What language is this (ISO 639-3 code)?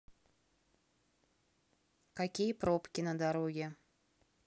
rus